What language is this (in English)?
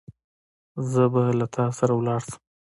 Pashto